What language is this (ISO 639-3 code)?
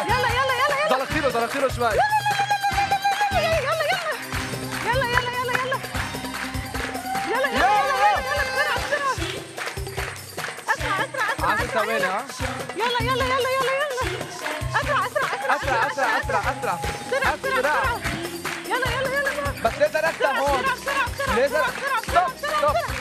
ara